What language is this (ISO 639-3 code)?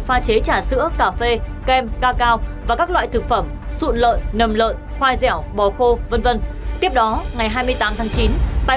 vie